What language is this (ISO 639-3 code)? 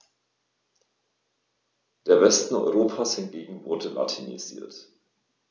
deu